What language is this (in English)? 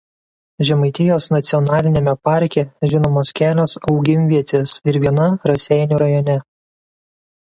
Lithuanian